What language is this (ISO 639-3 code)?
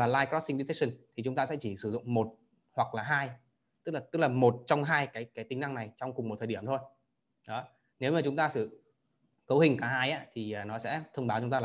vie